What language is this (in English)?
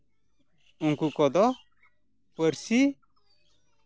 Santali